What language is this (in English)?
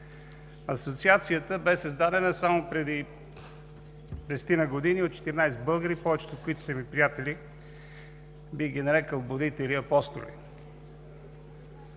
Bulgarian